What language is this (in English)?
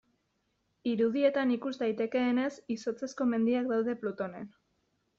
Basque